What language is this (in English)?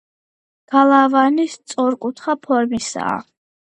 Georgian